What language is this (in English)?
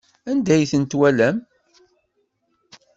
Kabyle